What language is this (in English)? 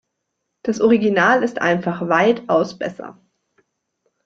German